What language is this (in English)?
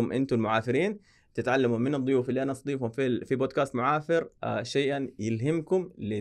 Arabic